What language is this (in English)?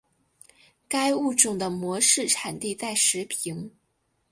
Chinese